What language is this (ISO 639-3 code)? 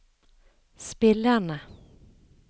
nor